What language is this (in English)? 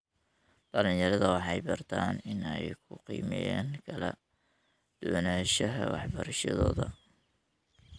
Somali